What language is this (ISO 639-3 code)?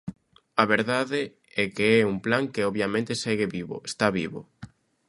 glg